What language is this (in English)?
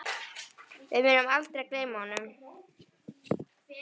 Icelandic